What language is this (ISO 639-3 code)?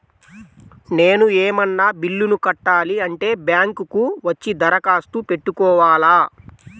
tel